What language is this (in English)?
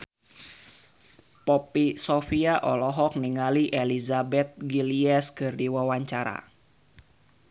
Sundanese